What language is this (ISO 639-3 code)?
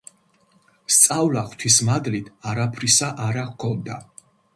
kat